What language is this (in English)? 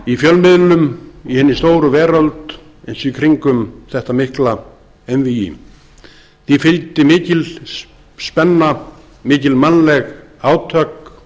Icelandic